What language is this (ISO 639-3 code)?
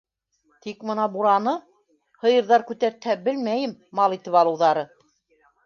bak